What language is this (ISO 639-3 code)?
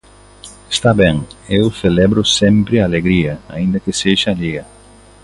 glg